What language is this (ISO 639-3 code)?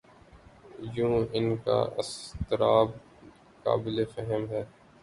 urd